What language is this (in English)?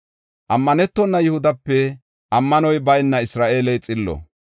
Gofa